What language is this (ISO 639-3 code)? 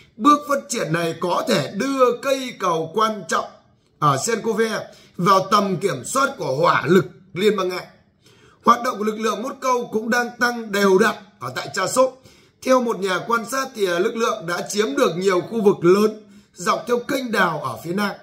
vie